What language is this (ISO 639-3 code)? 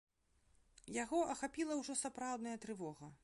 bel